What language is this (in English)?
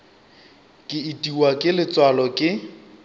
Northern Sotho